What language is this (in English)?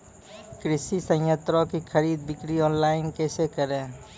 Maithili